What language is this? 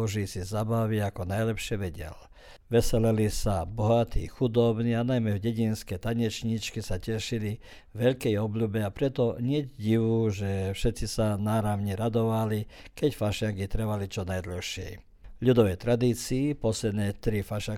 Croatian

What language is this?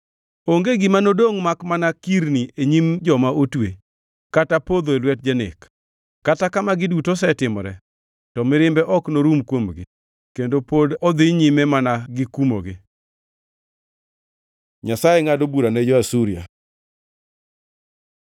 Luo (Kenya and Tanzania)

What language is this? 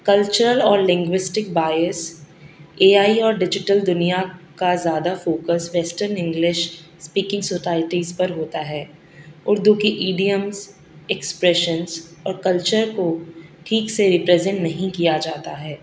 Urdu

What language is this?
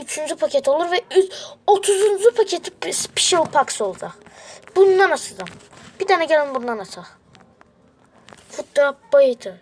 Turkish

